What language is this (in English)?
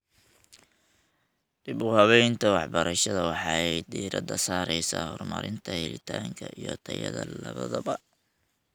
Somali